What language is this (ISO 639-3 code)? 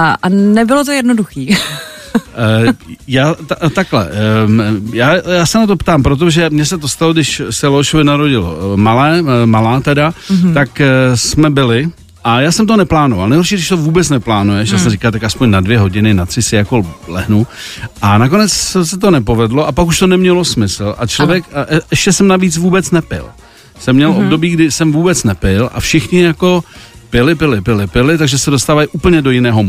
ces